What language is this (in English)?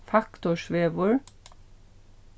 Faroese